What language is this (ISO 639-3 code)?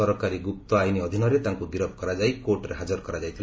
ori